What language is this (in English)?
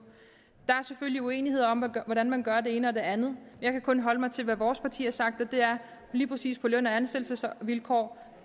Danish